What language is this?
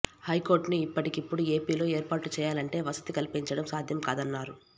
Telugu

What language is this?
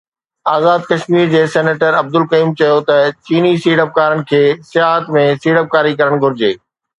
Sindhi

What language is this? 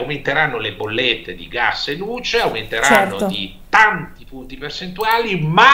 Italian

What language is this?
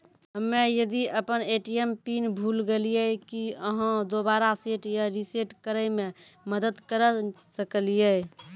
Maithili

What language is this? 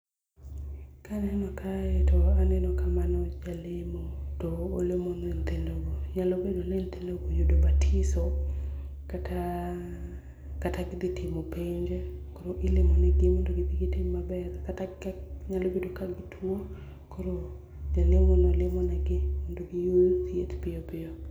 Luo (Kenya and Tanzania)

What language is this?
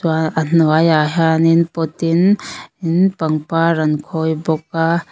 Mizo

